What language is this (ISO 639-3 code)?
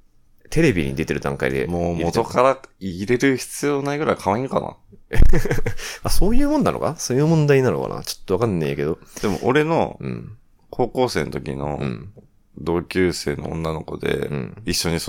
jpn